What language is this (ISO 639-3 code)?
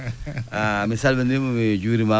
ful